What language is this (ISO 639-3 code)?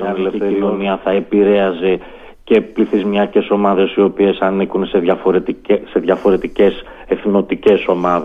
ell